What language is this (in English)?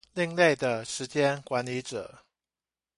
Chinese